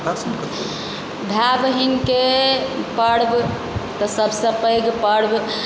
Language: Maithili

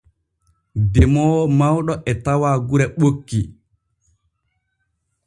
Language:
Borgu Fulfulde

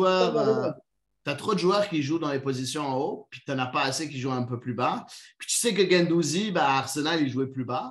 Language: French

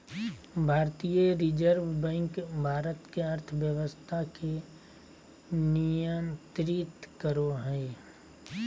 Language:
Magahi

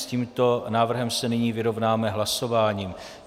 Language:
Czech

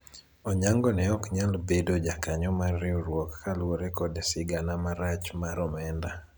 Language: Luo (Kenya and Tanzania)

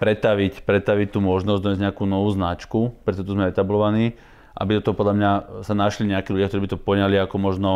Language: Slovak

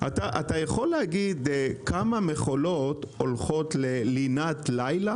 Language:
Hebrew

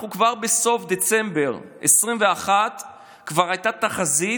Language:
Hebrew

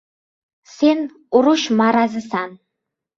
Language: Uzbek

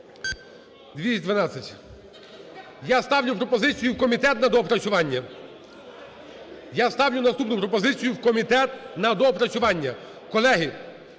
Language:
Ukrainian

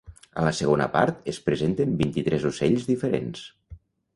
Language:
Catalan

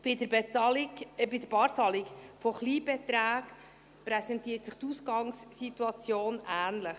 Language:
Swiss German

